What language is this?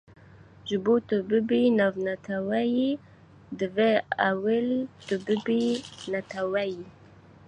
Kurdish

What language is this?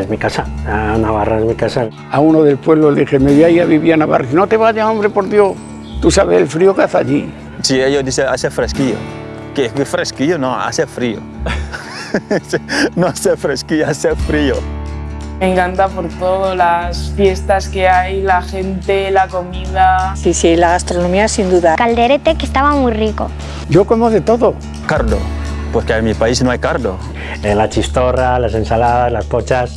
Spanish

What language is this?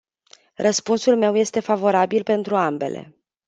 Romanian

